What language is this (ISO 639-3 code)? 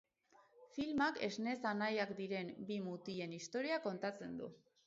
eus